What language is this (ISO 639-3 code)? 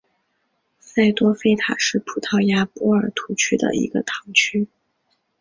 zho